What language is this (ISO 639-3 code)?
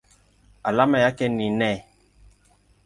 swa